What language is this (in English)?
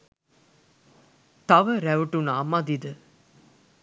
Sinhala